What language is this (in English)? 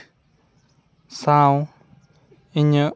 Santali